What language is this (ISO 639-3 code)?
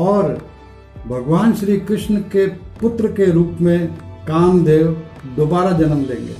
hin